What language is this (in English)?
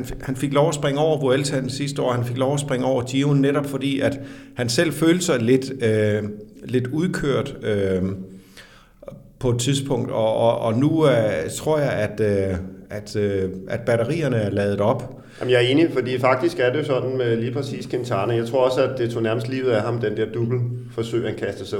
Danish